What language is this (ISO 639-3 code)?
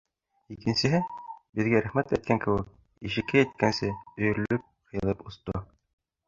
bak